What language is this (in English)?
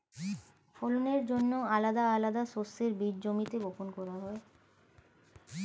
Bangla